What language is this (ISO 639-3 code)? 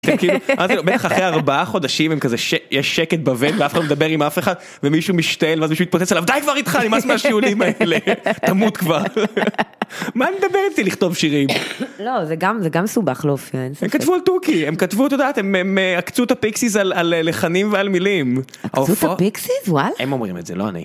heb